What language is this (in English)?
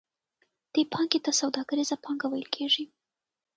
Pashto